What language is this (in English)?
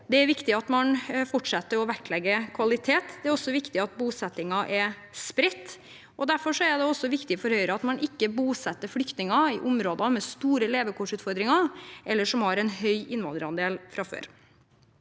Norwegian